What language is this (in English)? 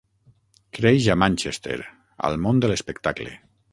Catalan